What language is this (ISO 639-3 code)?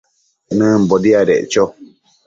mcf